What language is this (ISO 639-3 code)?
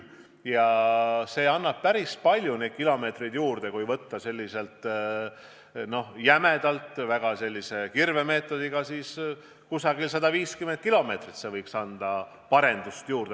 est